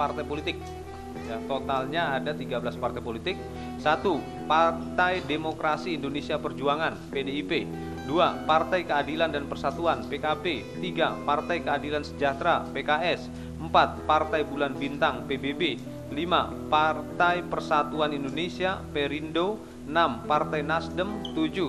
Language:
Indonesian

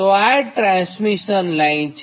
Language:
Gujarati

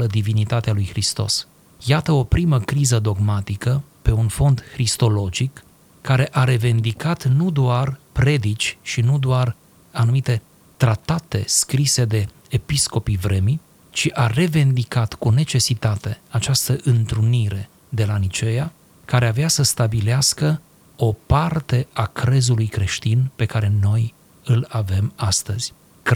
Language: Romanian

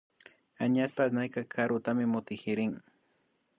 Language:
Imbabura Highland Quichua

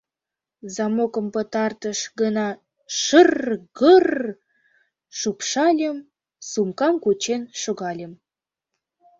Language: Mari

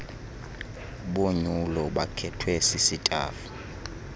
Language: Xhosa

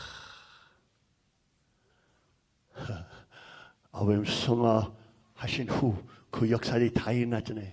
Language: Korean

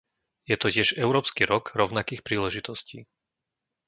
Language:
Slovak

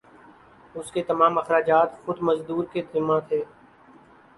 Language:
Urdu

